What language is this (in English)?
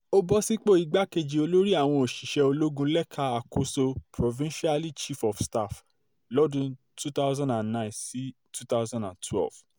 Yoruba